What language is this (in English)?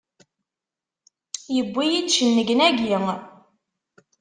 Kabyle